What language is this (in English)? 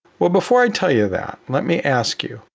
English